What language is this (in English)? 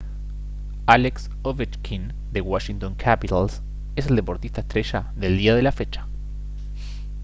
Spanish